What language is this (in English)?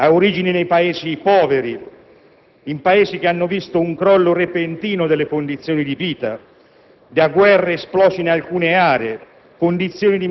Italian